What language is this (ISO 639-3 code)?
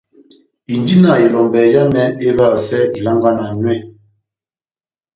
bnm